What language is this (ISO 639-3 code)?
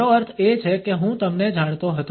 guj